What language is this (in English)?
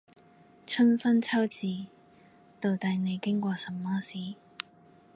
Cantonese